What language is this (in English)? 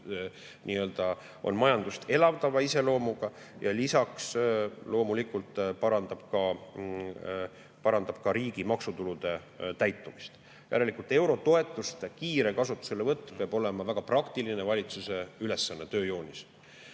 Estonian